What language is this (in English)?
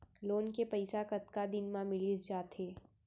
Chhattisgarhi